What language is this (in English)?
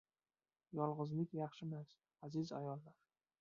Uzbek